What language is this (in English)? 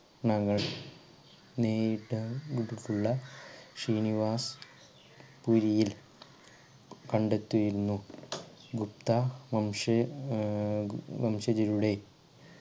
Malayalam